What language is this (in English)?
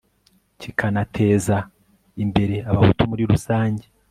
Kinyarwanda